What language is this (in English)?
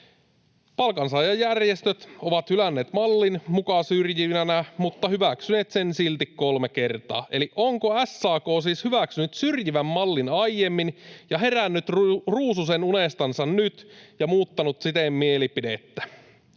Finnish